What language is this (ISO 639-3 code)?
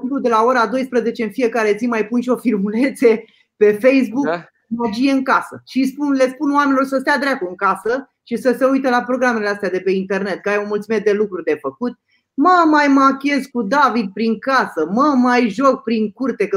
ron